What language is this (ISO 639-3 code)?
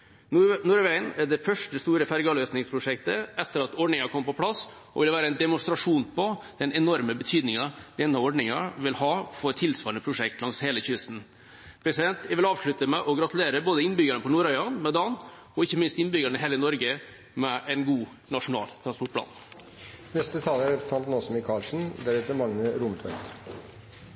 nob